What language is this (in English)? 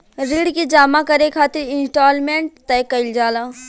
Bhojpuri